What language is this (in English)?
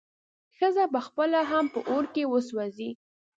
Pashto